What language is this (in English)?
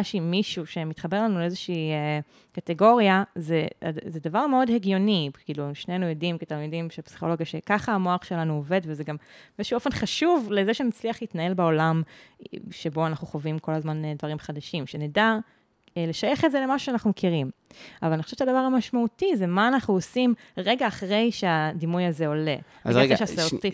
Hebrew